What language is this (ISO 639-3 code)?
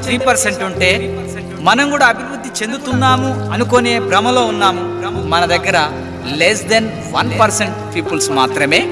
tel